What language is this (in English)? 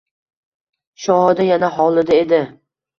Uzbek